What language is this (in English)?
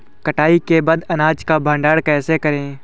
Hindi